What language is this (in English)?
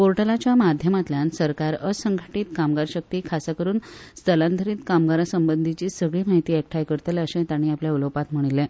Konkani